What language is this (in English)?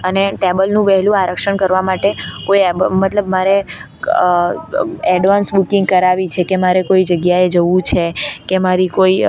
Gujarati